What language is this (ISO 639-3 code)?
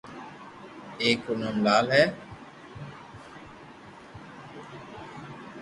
lrk